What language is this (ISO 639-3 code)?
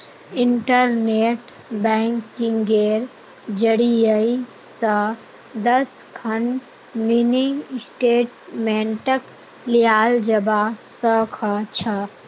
mag